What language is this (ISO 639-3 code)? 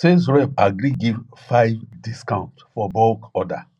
pcm